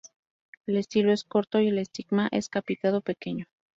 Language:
Spanish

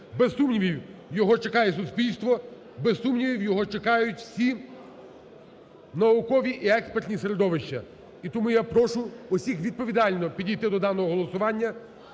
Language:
Ukrainian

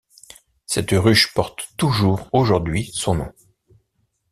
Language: French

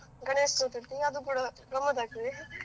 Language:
Kannada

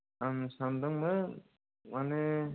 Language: Bodo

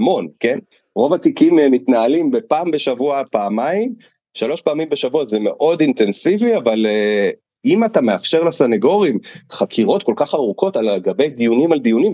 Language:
Hebrew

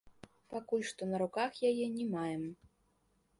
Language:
Belarusian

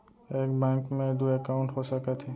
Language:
Chhattisgarhi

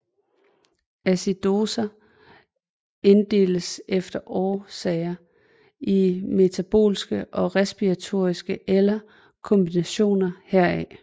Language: Danish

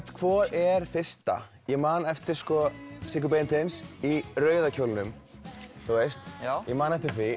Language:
Icelandic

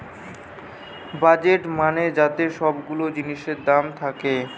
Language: Bangla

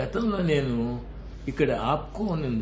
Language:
Telugu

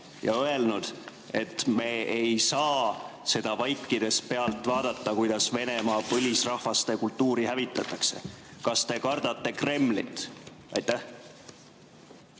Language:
Estonian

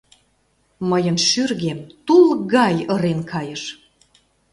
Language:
Mari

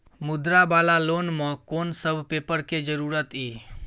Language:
Maithili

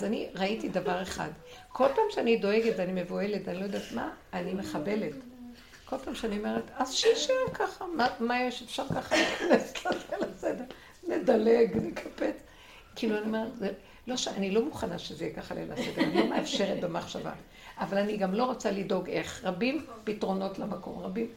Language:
Hebrew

